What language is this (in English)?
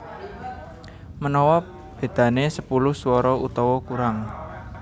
Javanese